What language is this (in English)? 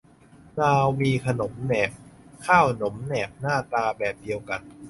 Thai